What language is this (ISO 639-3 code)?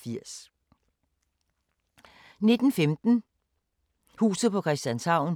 dan